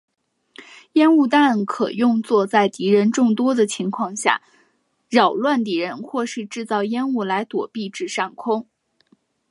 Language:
Chinese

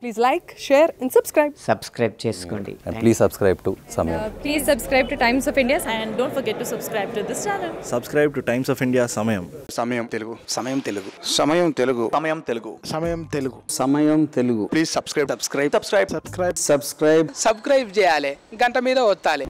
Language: English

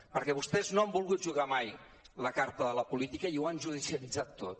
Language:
Catalan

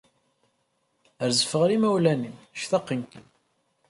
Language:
Kabyle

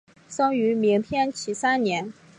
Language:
Chinese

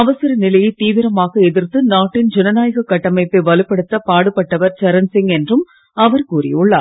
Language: Tamil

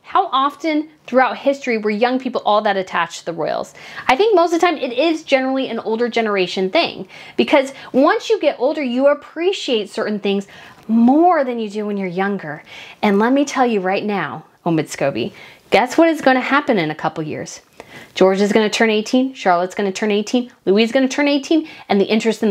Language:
English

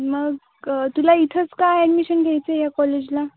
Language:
Marathi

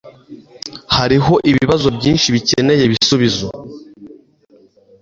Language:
Kinyarwanda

